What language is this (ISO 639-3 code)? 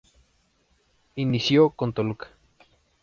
spa